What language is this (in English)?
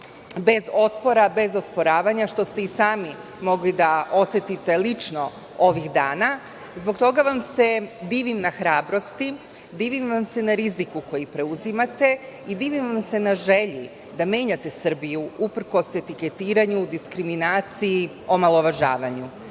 Serbian